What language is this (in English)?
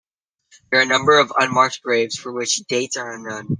English